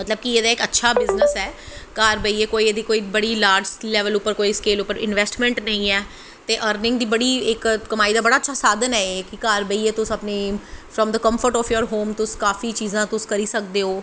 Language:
Dogri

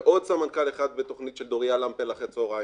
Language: Hebrew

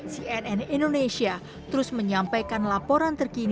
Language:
Indonesian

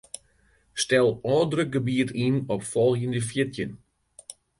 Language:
Western Frisian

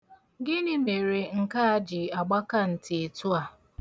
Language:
Igbo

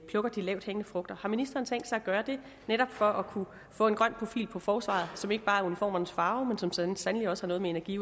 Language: Danish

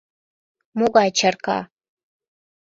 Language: Mari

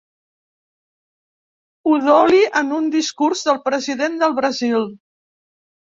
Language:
Catalan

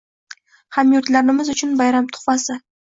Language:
Uzbek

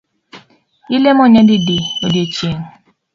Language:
Luo (Kenya and Tanzania)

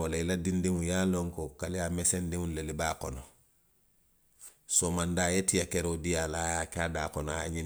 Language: Western Maninkakan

